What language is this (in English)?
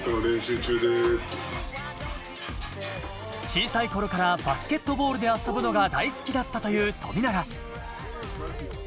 Japanese